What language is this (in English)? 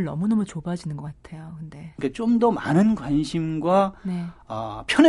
Korean